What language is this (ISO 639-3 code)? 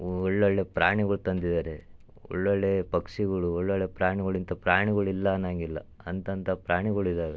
kan